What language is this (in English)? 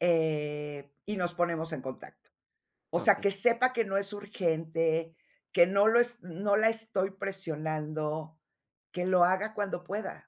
Spanish